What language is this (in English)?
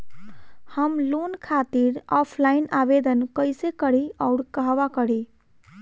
Bhojpuri